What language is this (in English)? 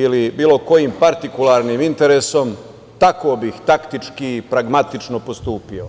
Serbian